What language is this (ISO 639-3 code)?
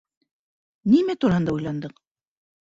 bak